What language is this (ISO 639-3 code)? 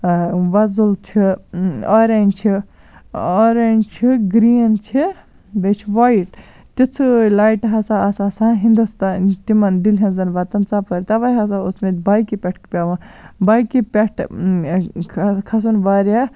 kas